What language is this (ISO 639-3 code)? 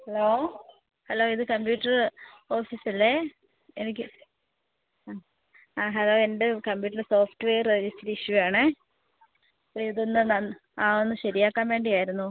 mal